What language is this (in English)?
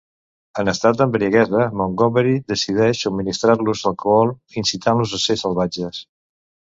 Catalan